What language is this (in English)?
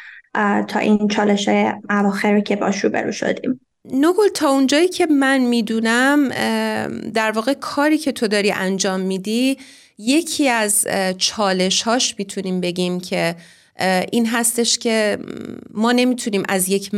Persian